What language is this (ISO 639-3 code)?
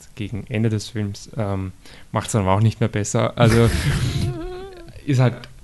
deu